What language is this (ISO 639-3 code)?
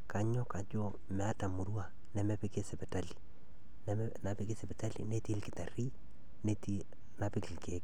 mas